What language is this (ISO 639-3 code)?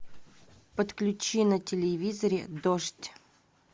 rus